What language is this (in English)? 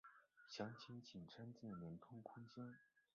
Chinese